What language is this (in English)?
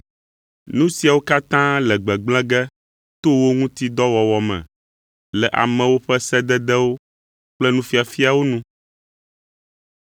Ewe